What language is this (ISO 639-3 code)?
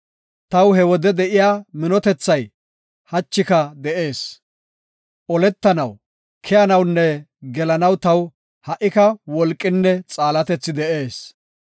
gof